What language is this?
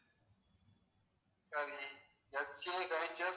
Tamil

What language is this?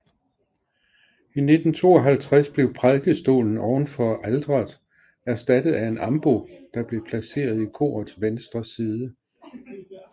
Danish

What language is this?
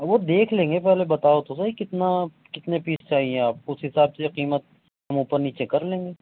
Urdu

